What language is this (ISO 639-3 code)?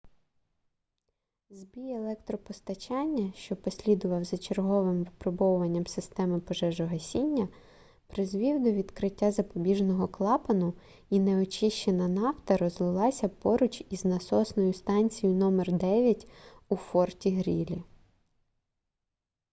ukr